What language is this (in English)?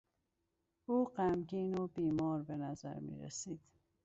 Persian